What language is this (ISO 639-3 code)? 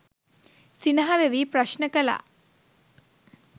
sin